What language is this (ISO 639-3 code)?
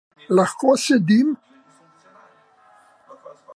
slv